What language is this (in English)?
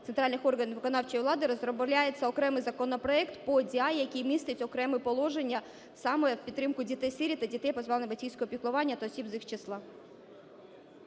Ukrainian